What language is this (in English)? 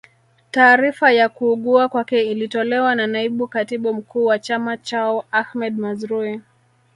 Swahili